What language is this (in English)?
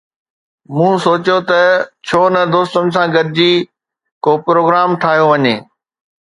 Sindhi